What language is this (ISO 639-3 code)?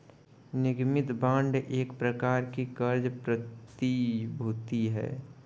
hin